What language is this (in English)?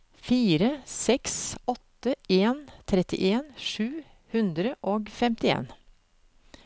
Norwegian